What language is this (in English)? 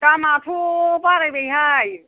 Bodo